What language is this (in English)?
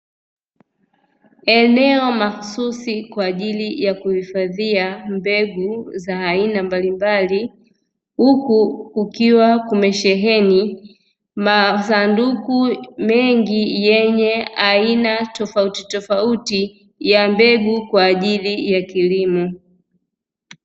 Swahili